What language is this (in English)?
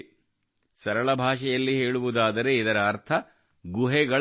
Kannada